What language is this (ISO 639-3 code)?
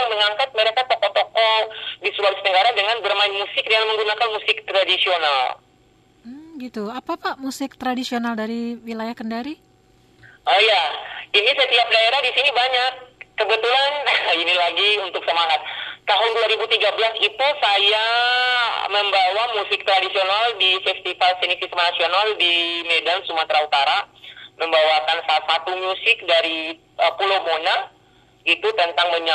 ind